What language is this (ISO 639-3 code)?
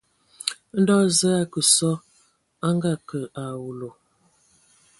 ewo